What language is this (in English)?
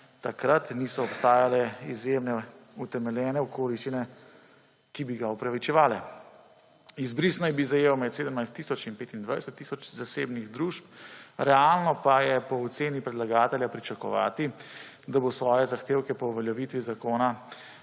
Slovenian